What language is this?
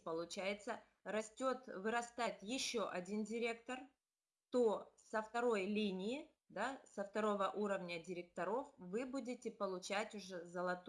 Russian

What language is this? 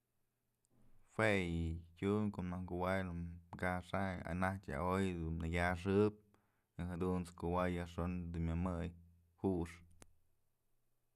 Mazatlán Mixe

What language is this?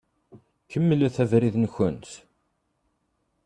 Kabyle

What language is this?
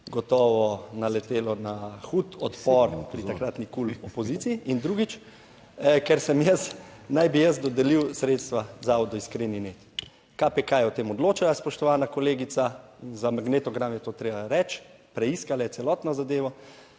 Slovenian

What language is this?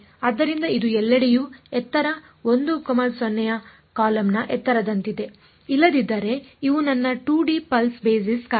Kannada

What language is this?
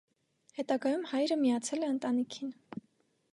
Armenian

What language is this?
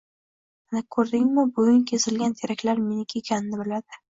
Uzbek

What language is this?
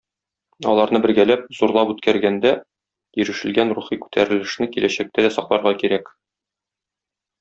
Tatar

